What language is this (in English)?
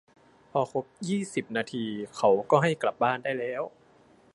Thai